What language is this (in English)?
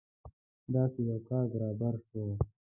Pashto